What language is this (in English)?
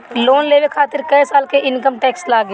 Bhojpuri